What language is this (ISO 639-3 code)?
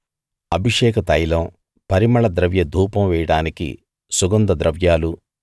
tel